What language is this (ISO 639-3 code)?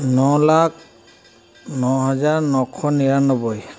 asm